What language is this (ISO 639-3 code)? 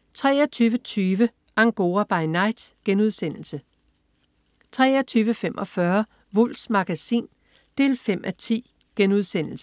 dan